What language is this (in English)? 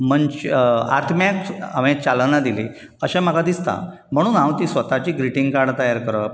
Konkani